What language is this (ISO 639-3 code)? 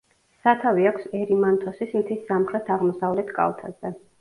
kat